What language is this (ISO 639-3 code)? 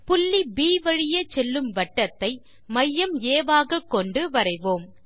tam